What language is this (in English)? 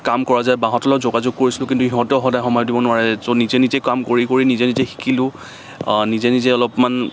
Assamese